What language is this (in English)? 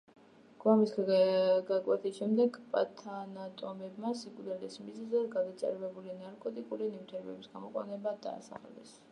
Georgian